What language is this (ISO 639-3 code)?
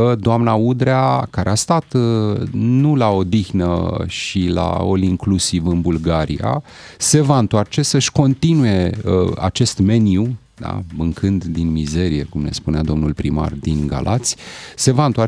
ron